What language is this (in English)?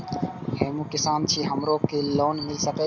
Maithili